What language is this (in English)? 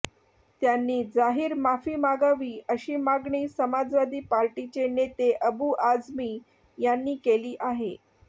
Marathi